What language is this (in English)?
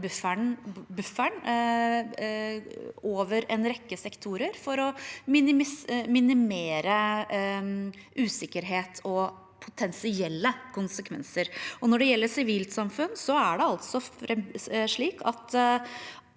Norwegian